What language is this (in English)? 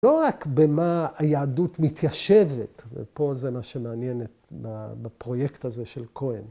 Hebrew